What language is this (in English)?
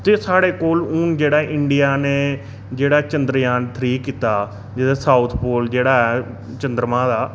Dogri